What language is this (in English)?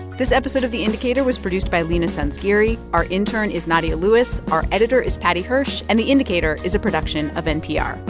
English